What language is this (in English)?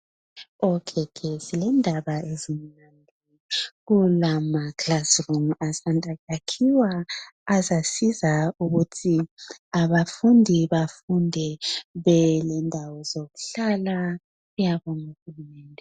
North Ndebele